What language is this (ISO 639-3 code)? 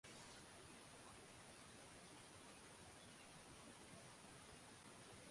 swa